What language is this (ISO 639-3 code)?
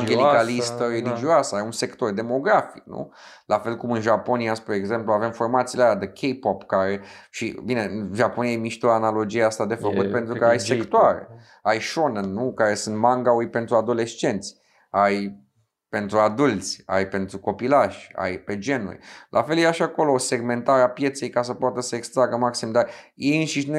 ron